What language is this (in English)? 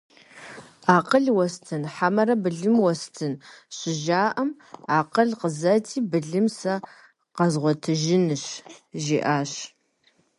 Kabardian